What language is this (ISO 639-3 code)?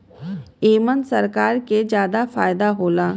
bho